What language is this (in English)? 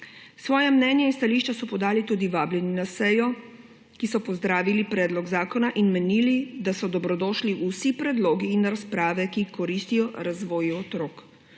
Slovenian